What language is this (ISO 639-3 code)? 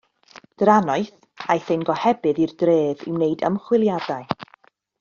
cym